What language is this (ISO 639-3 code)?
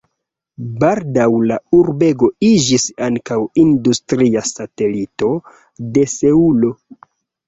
epo